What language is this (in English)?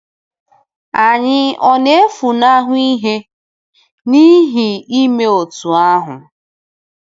Igbo